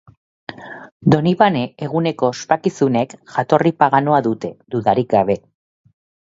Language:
Basque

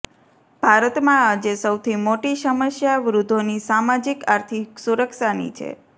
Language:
Gujarati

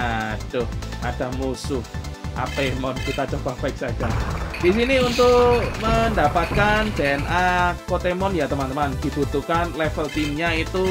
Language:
Indonesian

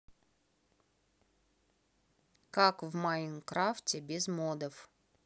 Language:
Russian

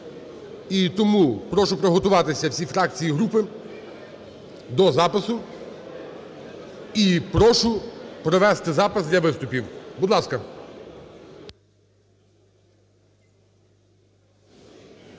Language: Ukrainian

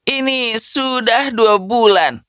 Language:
Indonesian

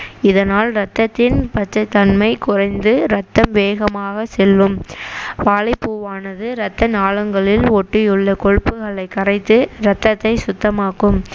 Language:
Tamil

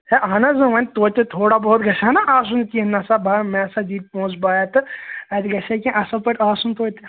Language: Kashmiri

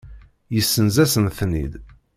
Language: Kabyle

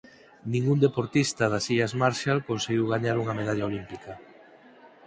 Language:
Galician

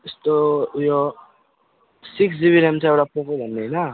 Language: Nepali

